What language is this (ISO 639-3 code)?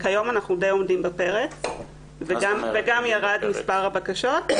heb